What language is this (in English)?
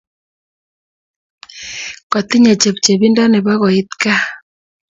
Kalenjin